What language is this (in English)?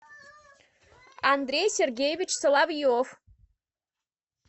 Russian